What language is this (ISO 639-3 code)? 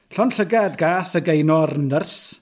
cym